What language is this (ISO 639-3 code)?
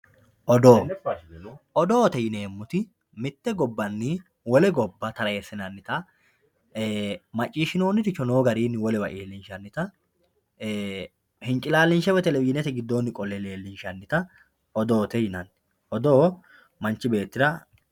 sid